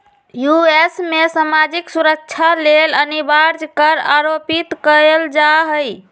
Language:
Magahi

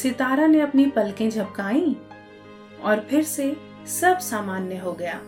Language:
Hindi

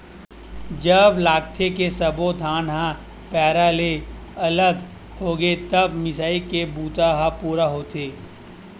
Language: Chhattisgarhi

